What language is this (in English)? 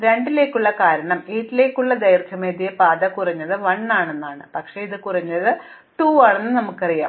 Malayalam